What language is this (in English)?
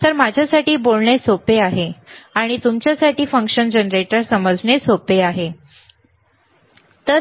Marathi